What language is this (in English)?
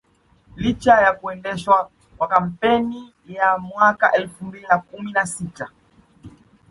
Swahili